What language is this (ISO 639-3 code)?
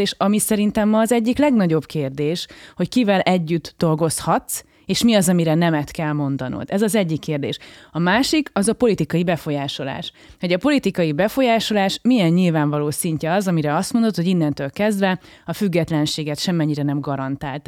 hun